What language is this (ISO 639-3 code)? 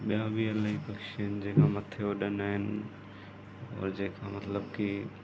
snd